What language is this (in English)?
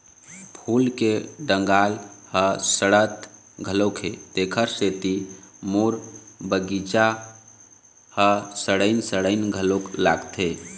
Chhattisgarhi